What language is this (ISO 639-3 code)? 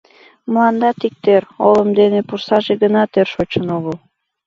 chm